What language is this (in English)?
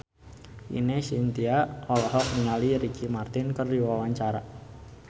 Sundanese